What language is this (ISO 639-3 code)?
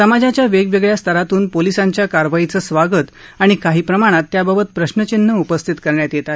mar